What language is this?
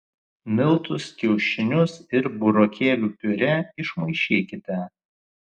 Lithuanian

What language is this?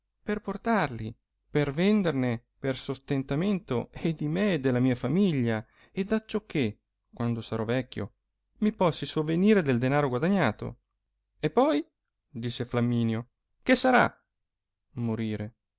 Italian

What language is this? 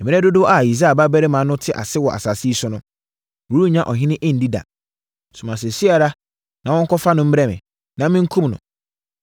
Akan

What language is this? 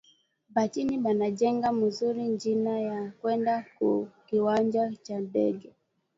Swahili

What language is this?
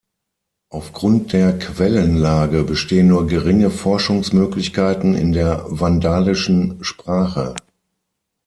German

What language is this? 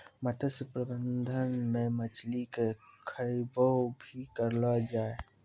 Maithili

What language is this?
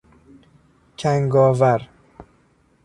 Persian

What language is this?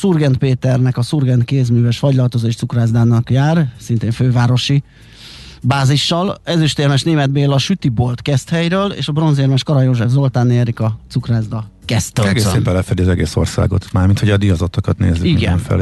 Hungarian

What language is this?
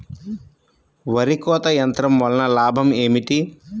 Telugu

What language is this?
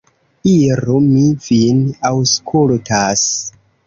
Esperanto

